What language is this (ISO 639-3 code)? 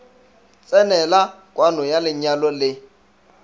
nso